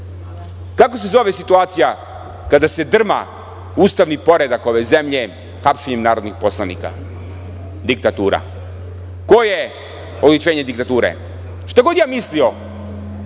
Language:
Serbian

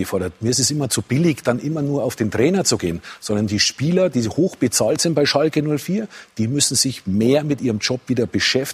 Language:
German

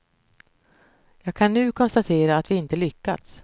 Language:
Swedish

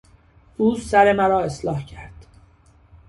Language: Persian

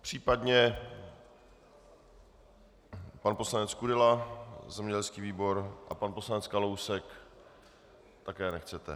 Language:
Czech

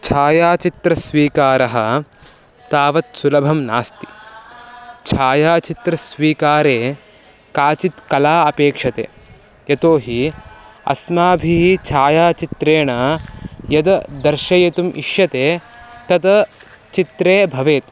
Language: Sanskrit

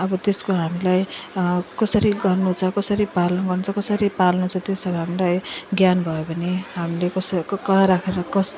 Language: Nepali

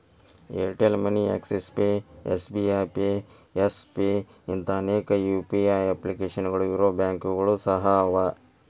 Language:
Kannada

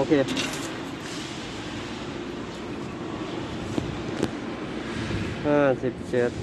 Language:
Thai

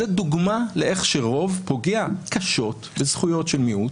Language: Hebrew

